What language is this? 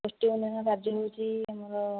Odia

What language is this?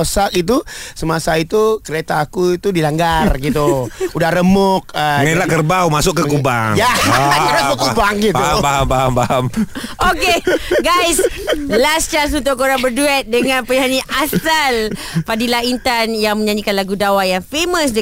Malay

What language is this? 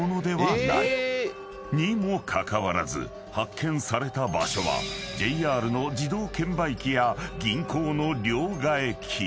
Japanese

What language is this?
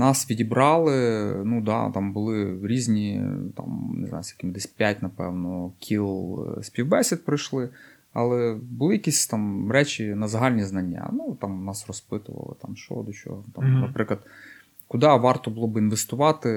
Ukrainian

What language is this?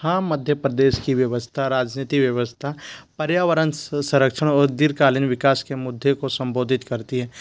Hindi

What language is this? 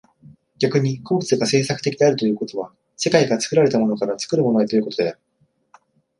Japanese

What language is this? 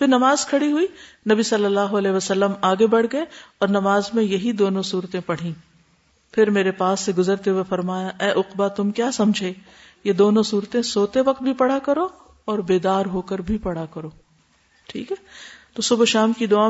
Urdu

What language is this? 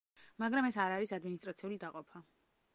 Georgian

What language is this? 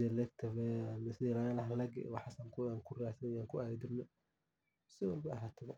Somali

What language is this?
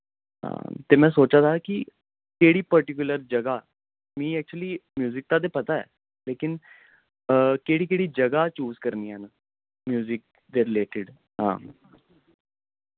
Dogri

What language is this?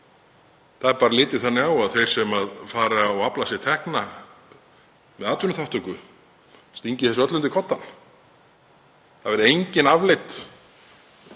Icelandic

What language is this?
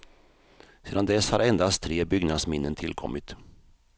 Swedish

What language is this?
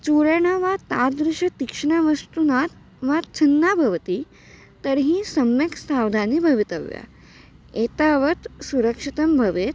Sanskrit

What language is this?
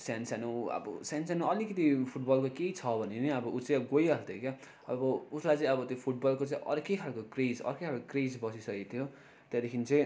Nepali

